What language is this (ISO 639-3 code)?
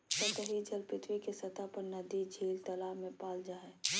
mag